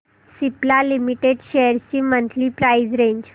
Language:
Marathi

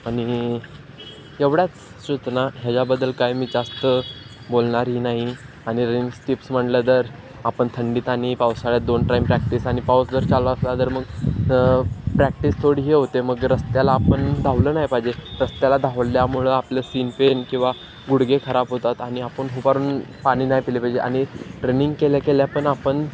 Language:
Marathi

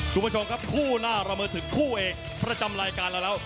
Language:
Thai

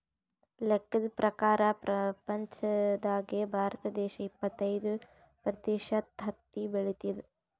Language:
Kannada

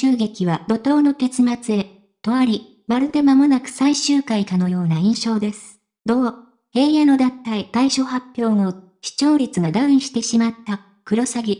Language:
Japanese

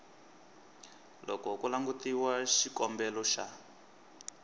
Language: Tsonga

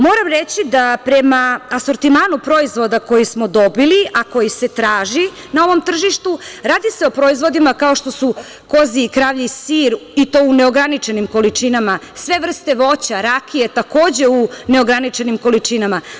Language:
Serbian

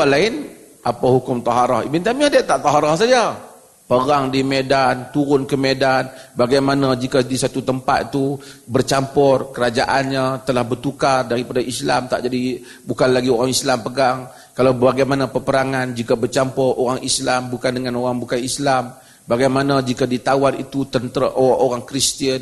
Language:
Malay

